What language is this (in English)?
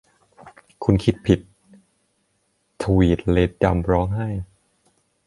Thai